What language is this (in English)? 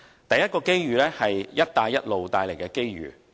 Cantonese